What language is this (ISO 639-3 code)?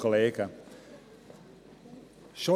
gsw